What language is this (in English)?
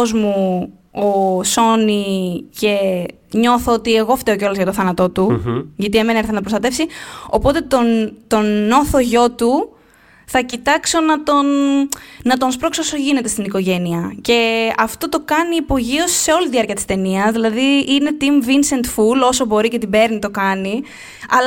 Greek